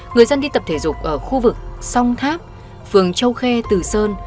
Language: Vietnamese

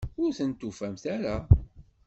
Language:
Kabyle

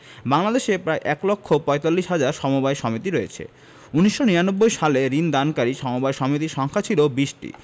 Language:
Bangla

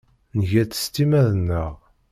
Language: Kabyle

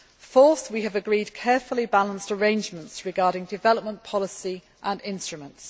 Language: English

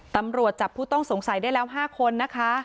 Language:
Thai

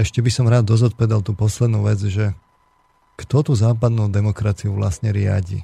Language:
Slovak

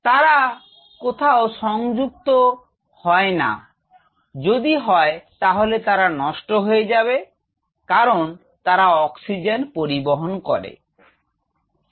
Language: Bangla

